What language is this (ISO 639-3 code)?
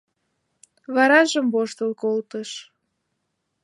chm